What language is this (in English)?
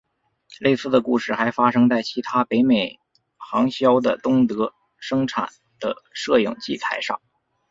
Chinese